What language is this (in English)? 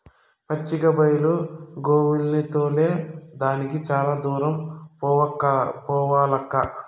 Telugu